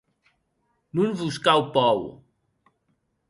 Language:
Occitan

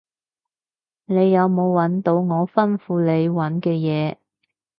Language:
Cantonese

